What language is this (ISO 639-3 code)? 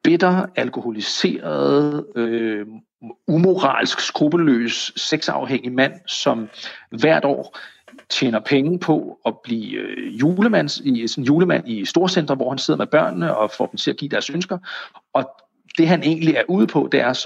dan